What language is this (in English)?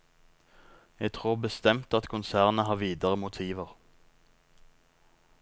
Norwegian